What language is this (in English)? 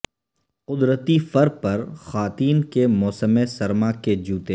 Urdu